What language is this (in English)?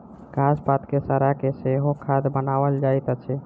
Maithili